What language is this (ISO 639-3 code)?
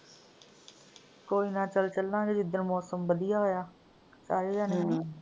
pan